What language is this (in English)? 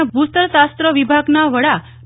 Gujarati